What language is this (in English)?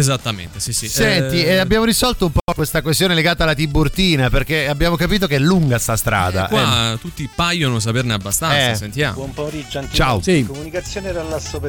Italian